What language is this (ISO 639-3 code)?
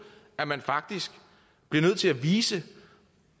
dan